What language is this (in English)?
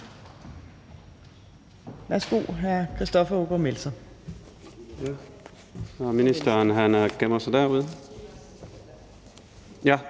Danish